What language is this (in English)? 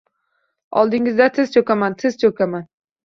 Uzbek